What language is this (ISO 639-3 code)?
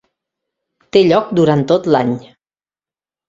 cat